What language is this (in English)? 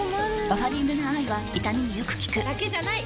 Japanese